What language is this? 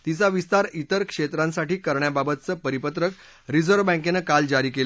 Marathi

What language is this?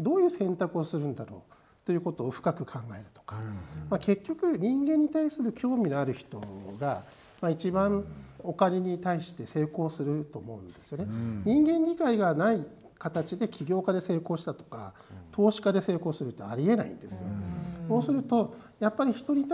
Japanese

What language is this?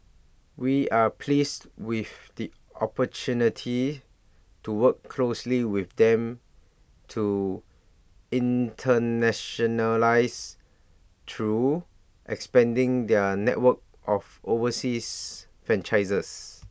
English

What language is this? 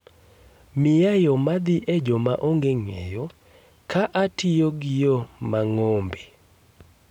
Luo (Kenya and Tanzania)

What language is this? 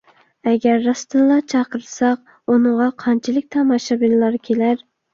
Uyghur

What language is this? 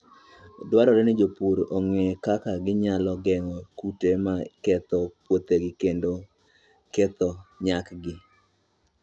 Luo (Kenya and Tanzania)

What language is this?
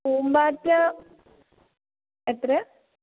Malayalam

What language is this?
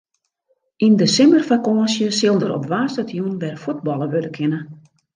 Western Frisian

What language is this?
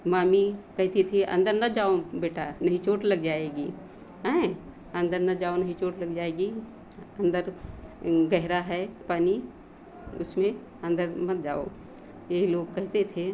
Hindi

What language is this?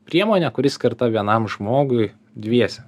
Lithuanian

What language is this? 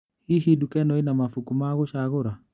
Kikuyu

